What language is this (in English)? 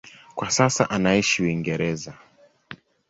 Swahili